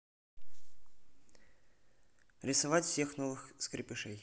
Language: Russian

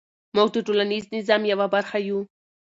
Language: Pashto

